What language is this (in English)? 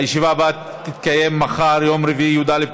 Hebrew